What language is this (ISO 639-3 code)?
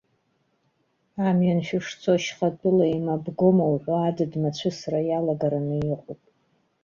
abk